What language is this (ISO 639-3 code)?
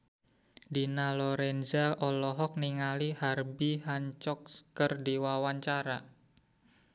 sun